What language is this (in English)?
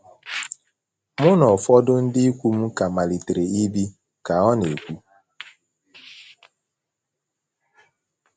Igbo